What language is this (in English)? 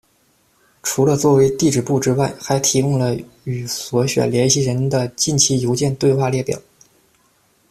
Chinese